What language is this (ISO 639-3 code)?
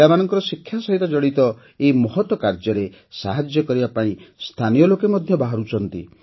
ori